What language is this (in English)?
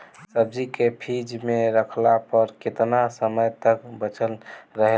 Bhojpuri